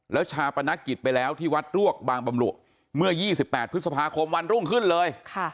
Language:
Thai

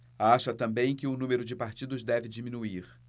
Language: Portuguese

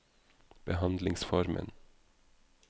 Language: Norwegian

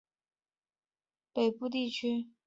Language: Chinese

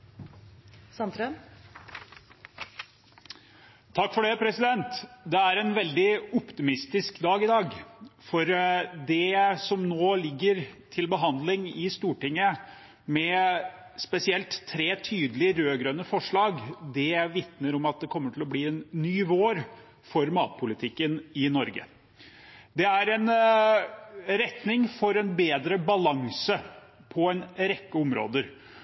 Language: Norwegian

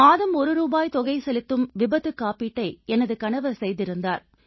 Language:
Tamil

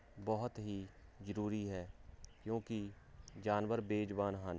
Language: Punjabi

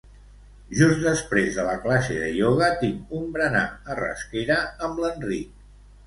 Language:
Catalan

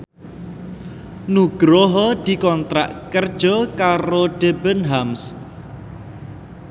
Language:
Javanese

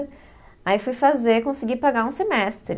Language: Portuguese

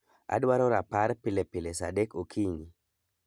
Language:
Luo (Kenya and Tanzania)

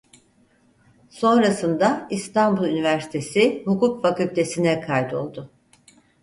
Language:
Turkish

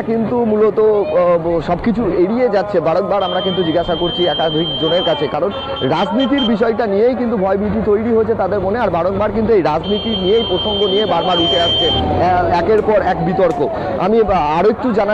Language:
Bangla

